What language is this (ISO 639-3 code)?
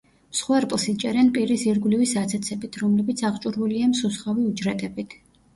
kat